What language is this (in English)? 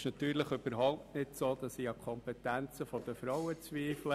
Swiss German